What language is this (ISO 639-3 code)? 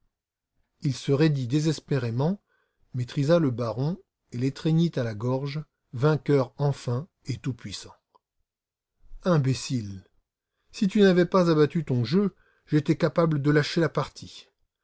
fra